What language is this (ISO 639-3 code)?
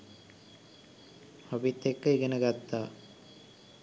sin